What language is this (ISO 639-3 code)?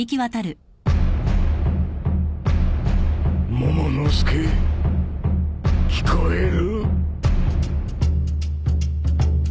jpn